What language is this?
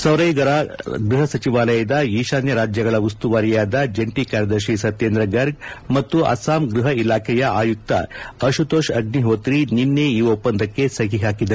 Kannada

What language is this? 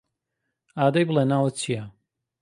Central Kurdish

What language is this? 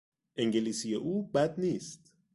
Persian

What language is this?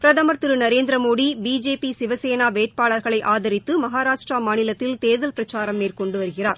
Tamil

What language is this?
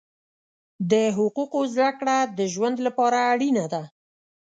Pashto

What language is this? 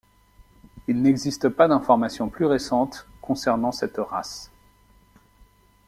French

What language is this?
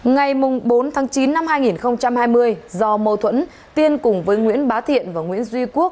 Vietnamese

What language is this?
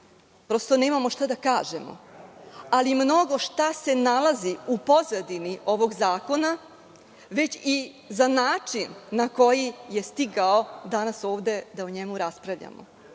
Serbian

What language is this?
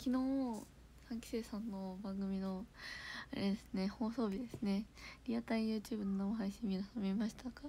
Japanese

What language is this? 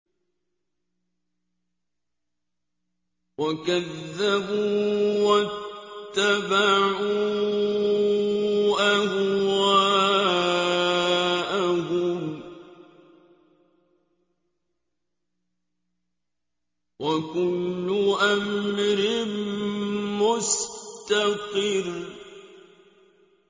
Arabic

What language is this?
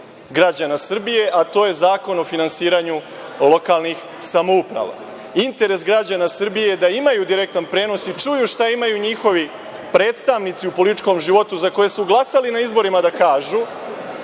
Serbian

